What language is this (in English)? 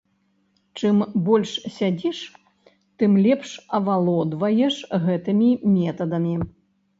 Belarusian